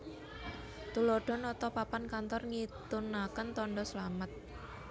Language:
Javanese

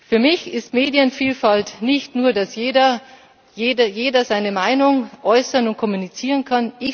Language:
German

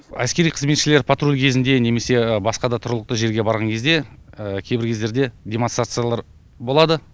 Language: Kazakh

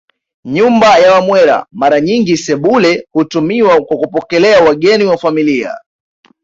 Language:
Swahili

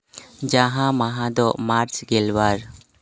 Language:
Santali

